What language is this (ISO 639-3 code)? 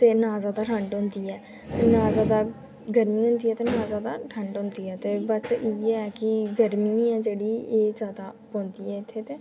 doi